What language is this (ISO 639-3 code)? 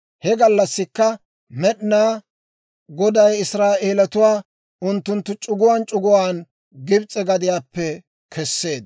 dwr